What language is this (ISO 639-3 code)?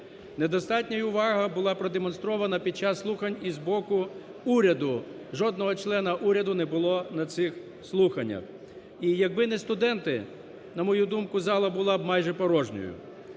ukr